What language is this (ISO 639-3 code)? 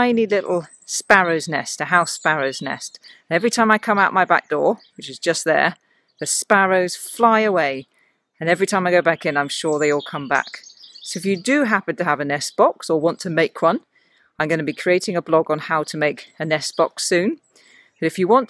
eng